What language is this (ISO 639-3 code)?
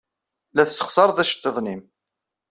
kab